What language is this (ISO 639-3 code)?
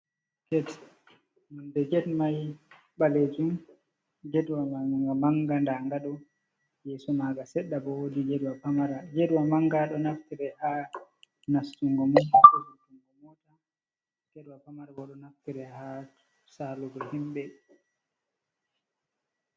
ful